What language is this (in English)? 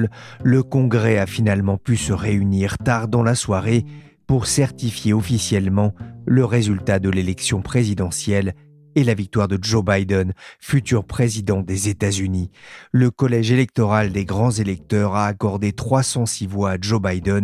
French